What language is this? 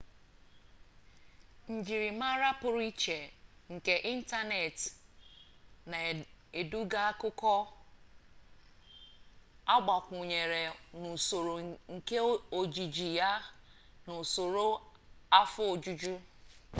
Igbo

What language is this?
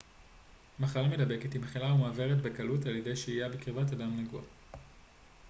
Hebrew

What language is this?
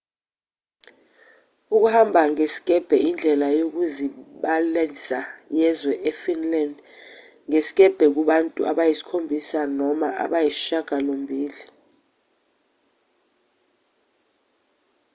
Zulu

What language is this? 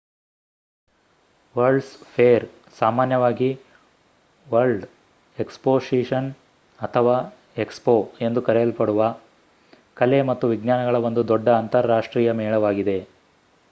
Kannada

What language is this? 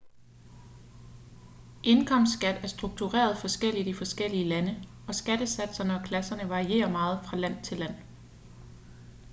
Danish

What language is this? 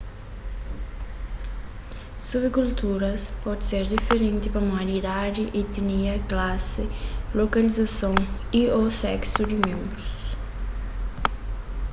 Kabuverdianu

